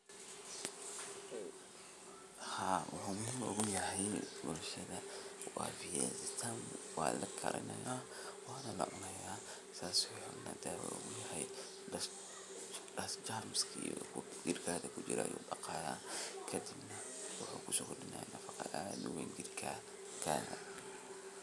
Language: Somali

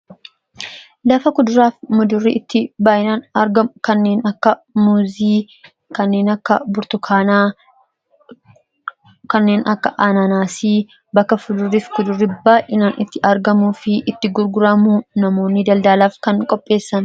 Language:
Oromo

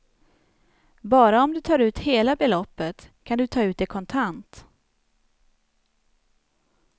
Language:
Swedish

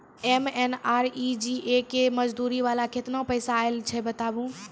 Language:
Maithili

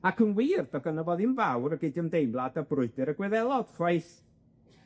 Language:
Welsh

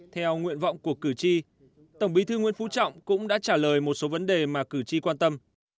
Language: Vietnamese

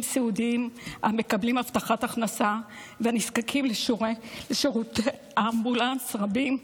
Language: Hebrew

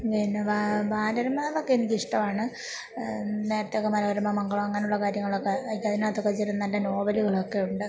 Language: Malayalam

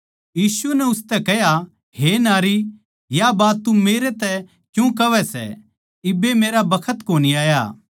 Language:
Haryanvi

